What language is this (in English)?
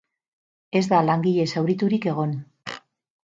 Basque